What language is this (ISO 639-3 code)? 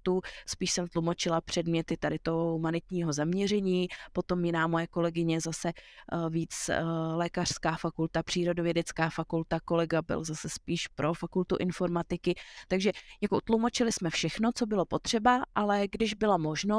ces